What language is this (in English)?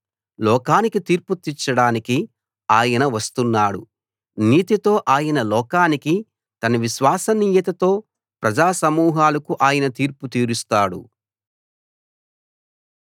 Telugu